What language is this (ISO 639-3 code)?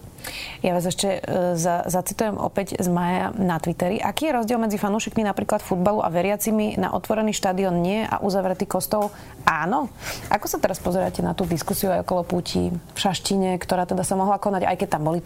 slk